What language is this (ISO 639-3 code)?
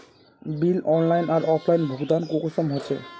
mag